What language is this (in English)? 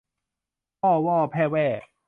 Thai